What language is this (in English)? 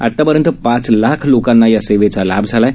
Marathi